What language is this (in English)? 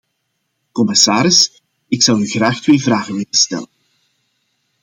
Dutch